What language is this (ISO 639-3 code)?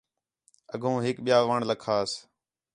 xhe